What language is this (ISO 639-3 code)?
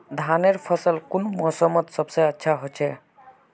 mag